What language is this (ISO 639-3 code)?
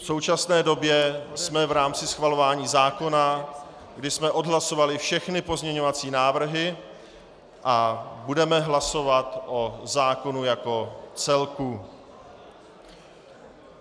ces